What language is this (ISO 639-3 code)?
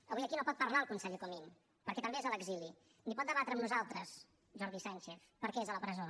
cat